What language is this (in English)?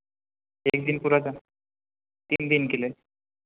Hindi